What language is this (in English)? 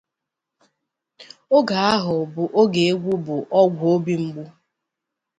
Igbo